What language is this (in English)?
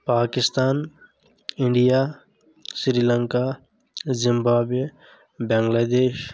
Kashmiri